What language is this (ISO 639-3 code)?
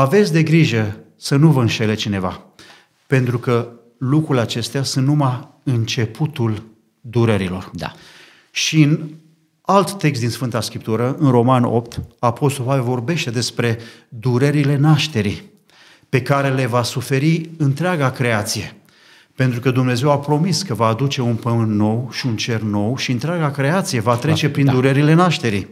ron